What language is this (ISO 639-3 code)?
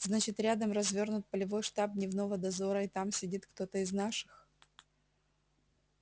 rus